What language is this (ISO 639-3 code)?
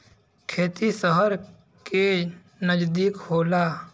bho